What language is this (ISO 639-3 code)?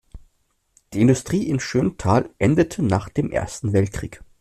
deu